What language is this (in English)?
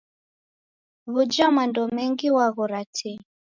Taita